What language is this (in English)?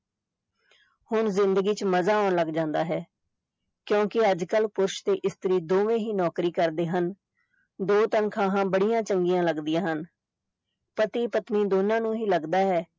Punjabi